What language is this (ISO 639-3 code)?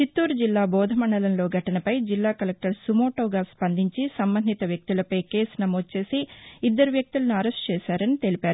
tel